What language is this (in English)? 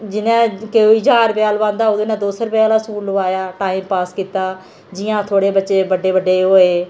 Dogri